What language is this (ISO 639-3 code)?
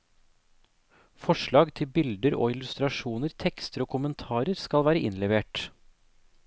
nor